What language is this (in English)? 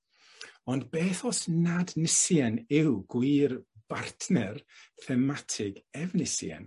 Welsh